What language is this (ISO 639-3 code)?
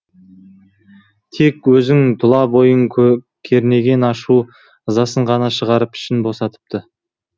kaz